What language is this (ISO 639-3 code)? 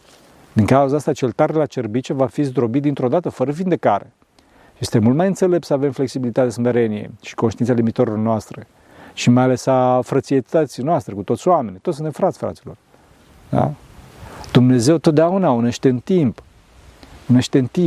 ron